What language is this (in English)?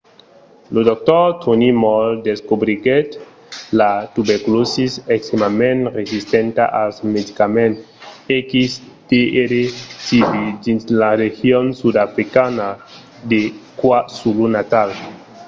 Occitan